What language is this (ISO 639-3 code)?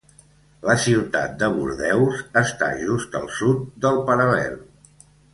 cat